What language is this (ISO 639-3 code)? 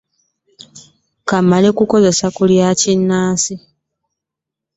lug